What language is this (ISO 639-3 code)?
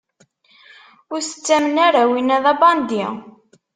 kab